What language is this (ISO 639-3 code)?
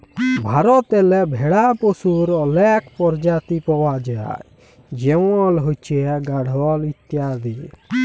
ben